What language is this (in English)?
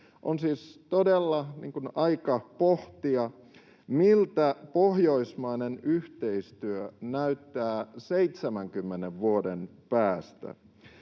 Finnish